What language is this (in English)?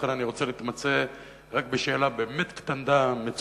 Hebrew